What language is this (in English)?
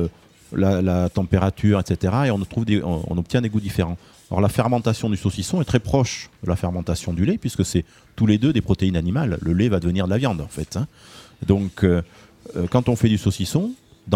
French